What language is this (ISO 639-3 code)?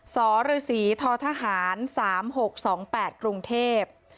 tha